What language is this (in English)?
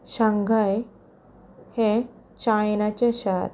Konkani